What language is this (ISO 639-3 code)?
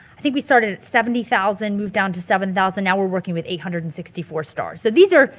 eng